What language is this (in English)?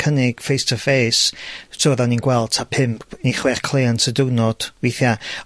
Welsh